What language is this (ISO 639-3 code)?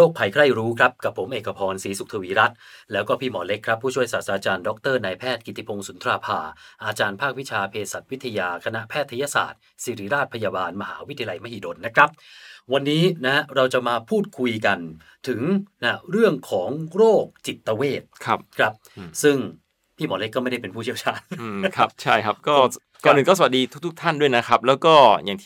tha